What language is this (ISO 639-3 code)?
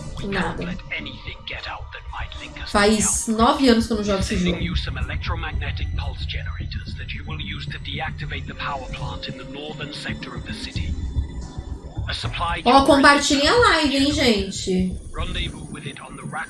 por